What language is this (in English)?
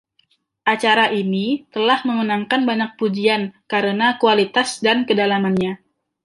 Indonesian